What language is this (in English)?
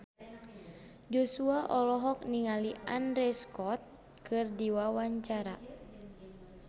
Sundanese